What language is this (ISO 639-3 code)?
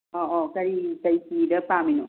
mni